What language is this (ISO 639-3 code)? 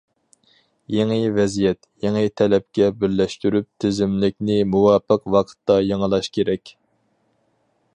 uig